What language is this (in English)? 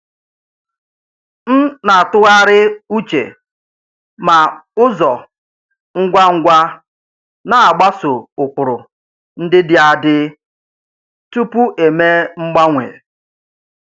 Igbo